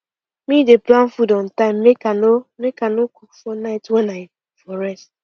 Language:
Nigerian Pidgin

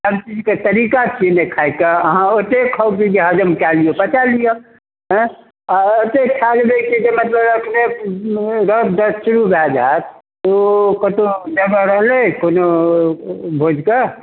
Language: Maithili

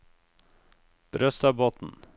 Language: Norwegian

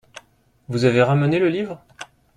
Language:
French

